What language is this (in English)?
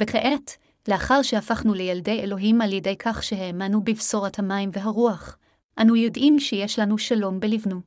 Hebrew